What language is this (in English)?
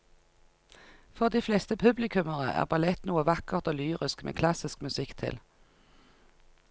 Norwegian